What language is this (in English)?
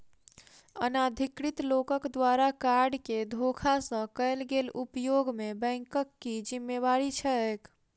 Maithili